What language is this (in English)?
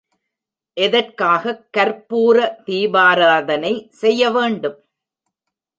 Tamil